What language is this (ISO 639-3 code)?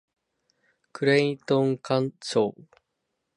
jpn